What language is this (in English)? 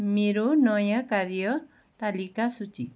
Nepali